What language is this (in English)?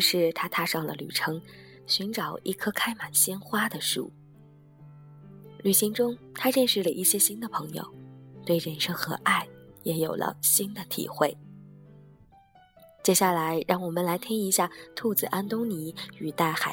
Chinese